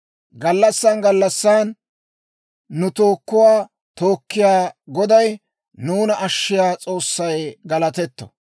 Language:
Dawro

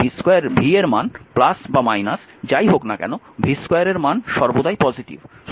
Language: Bangla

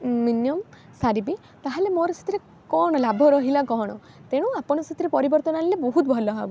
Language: Odia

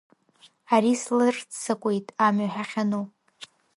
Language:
Abkhazian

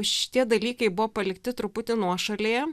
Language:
Lithuanian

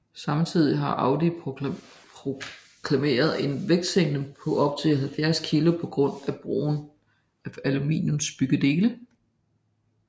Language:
Danish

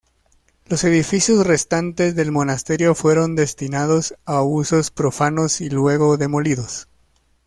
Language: Spanish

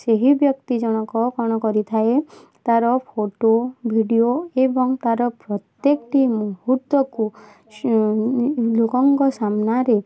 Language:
Odia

